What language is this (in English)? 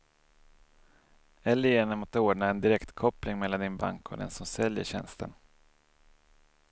Swedish